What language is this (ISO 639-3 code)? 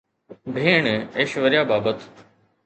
snd